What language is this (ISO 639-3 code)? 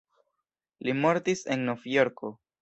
epo